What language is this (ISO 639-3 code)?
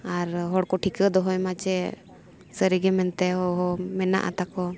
sat